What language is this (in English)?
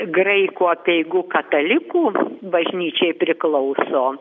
Lithuanian